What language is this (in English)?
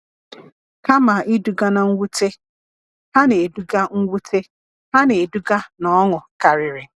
Igbo